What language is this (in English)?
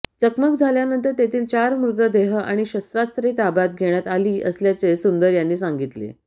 Marathi